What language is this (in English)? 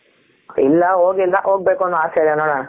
Kannada